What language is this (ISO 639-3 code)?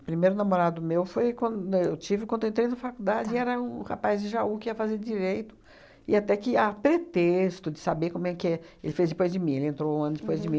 por